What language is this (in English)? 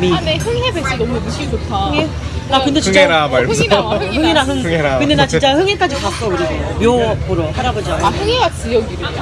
Korean